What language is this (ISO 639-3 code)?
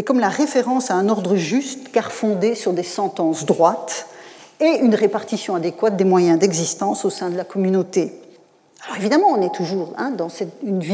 fra